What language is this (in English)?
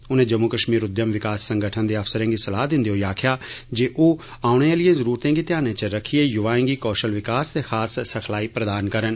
Dogri